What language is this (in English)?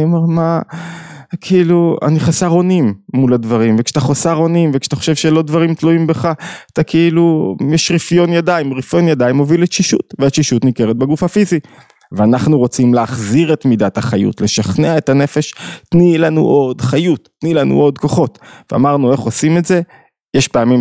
Hebrew